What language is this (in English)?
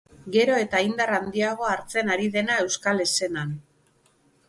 Basque